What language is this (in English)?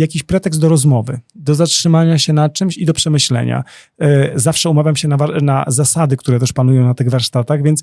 Polish